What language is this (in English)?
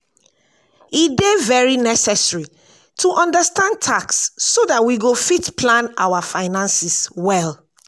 Nigerian Pidgin